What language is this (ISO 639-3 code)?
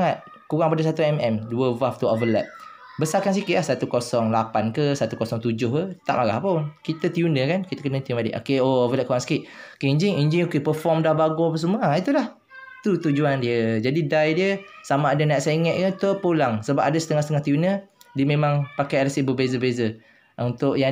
msa